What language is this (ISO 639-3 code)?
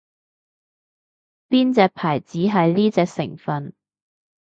yue